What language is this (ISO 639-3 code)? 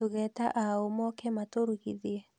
kik